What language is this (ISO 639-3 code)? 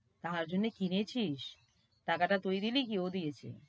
ben